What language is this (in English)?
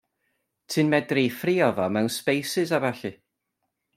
Welsh